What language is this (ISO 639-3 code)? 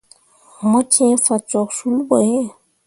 mua